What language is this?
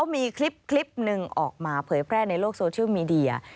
Thai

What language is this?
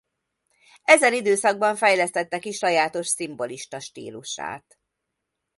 Hungarian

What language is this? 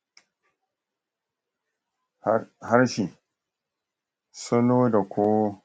Hausa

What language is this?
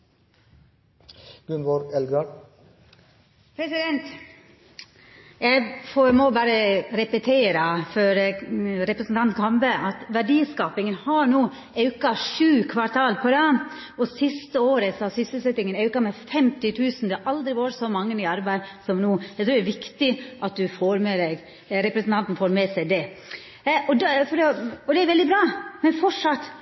Norwegian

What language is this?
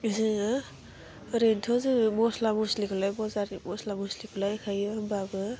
Bodo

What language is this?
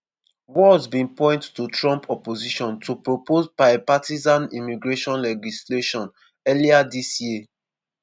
Nigerian Pidgin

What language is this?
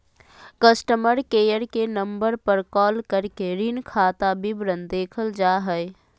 Magahi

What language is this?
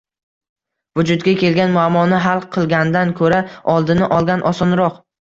Uzbek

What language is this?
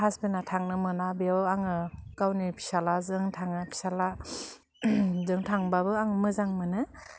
Bodo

